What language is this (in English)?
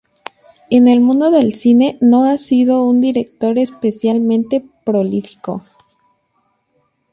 Spanish